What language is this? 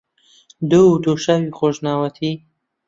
Central Kurdish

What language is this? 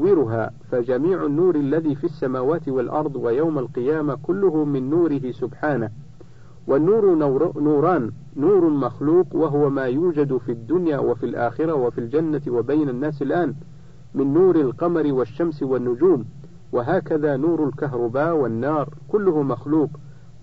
Arabic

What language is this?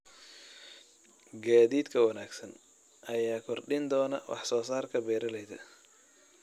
Somali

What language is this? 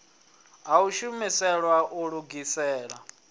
Venda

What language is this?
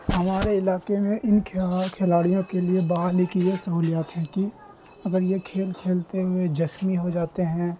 Urdu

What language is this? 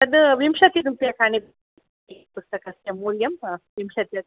Sanskrit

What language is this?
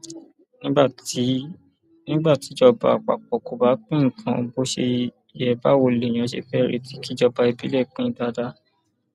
Yoruba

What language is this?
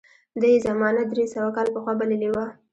Pashto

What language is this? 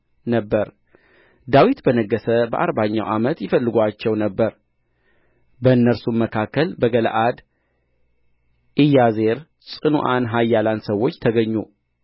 Amharic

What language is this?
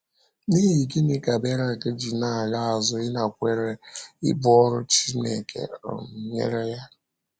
Igbo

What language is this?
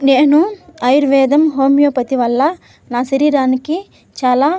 Telugu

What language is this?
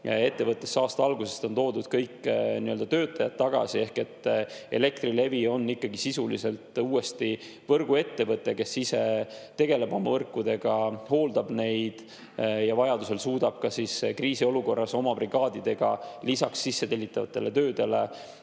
Estonian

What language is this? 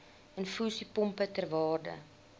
Afrikaans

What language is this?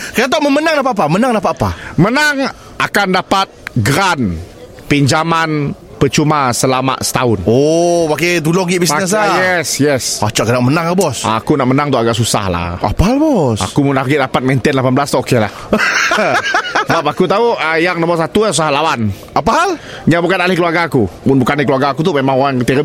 Malay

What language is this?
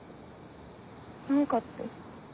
Japanese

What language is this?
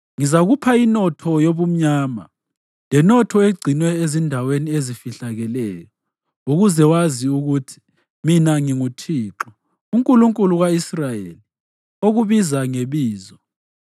North Ndebele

